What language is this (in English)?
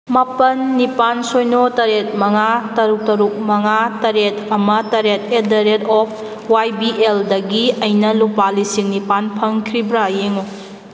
Manipuri